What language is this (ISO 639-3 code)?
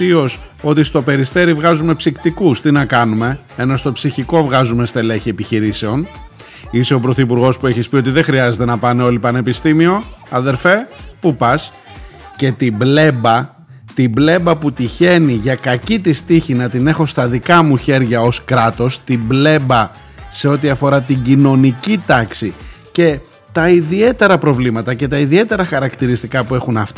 ell